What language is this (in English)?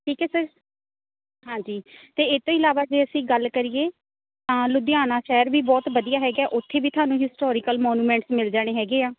Punjabi